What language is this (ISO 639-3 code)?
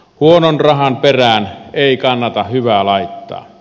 fin